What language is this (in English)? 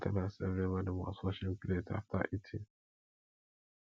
Nigerian Pidgin